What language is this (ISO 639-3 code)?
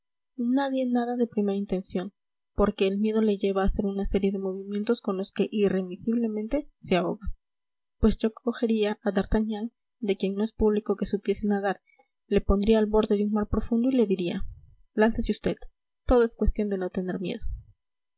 spa